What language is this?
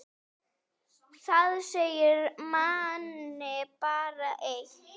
Icelandic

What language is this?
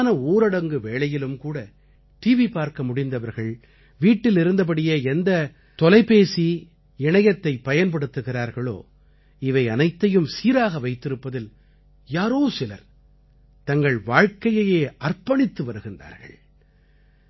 Tamil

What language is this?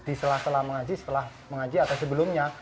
Indonesian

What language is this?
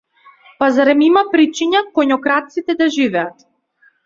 Macedonian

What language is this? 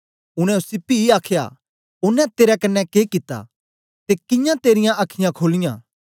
Dogri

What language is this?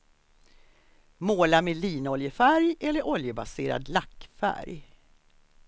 Swedish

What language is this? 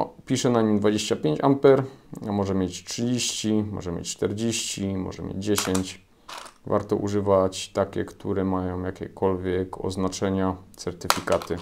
Polish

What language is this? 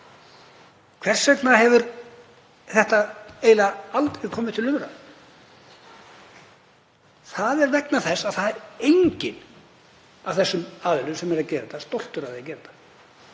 Icelandic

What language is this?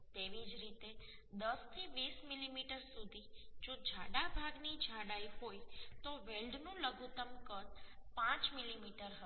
Gujarati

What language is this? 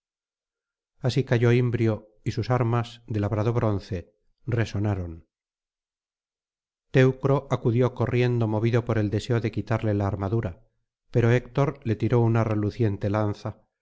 Spanish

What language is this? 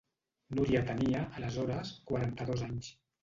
Catalan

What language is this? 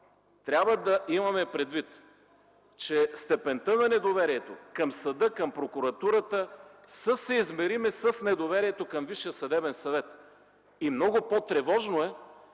Bulgarian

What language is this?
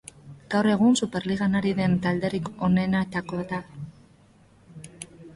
Basque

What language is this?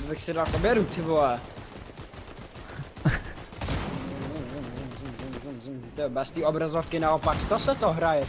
Czech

